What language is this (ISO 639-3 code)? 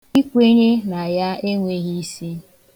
ibo